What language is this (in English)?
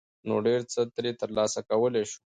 Pashto